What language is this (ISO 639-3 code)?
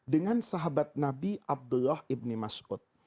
ind